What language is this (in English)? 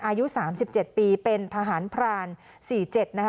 Thai